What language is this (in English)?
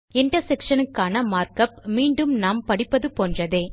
Tamil